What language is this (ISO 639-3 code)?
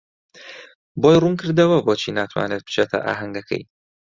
ckb